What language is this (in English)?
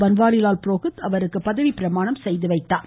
Tamil